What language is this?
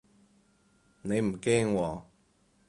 Cantonese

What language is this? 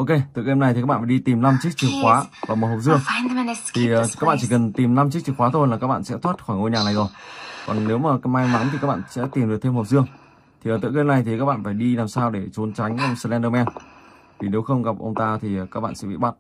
Vietnamese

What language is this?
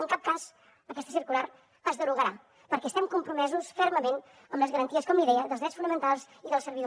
Catalan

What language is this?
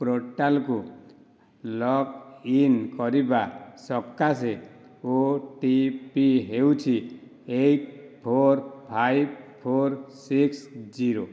Odia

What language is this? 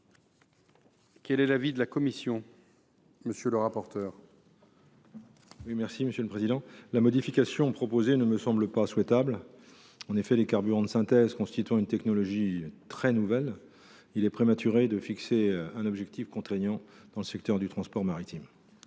French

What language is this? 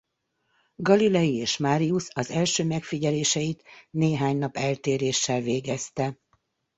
Hungarian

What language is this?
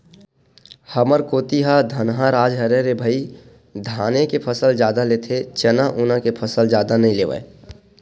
Chhattisgarhi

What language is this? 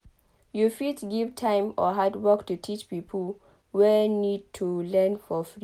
Nigerian Pidgin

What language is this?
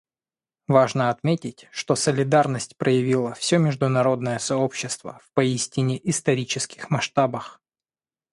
Russian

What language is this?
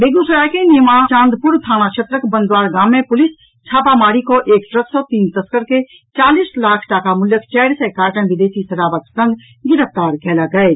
Maithili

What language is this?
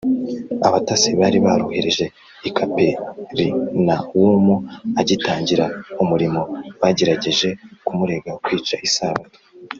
Kinyarwanda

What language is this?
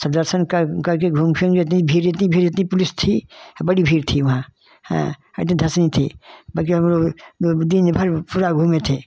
Hindi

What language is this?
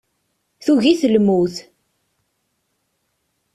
Kabyle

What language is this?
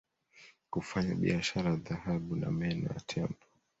Swahili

